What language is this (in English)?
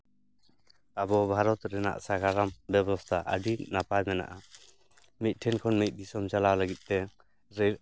Santali